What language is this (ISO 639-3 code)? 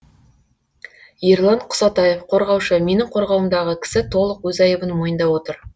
kaz